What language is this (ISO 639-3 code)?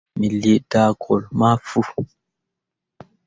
mua